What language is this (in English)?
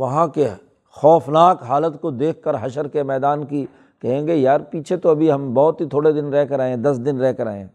Urdu